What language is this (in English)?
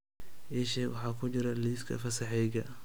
Somali